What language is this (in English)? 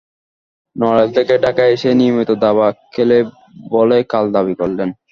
Bangla